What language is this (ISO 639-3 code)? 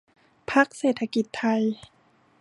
tha